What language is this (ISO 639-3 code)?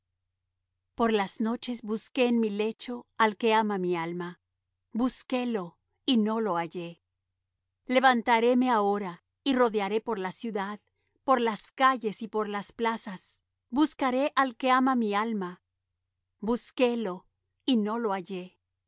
spa